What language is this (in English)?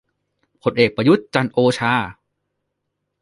Thai